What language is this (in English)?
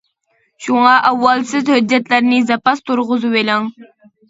Uyghur